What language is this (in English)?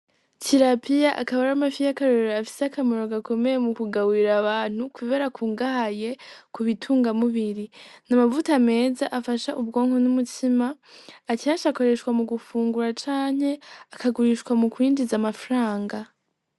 Rundi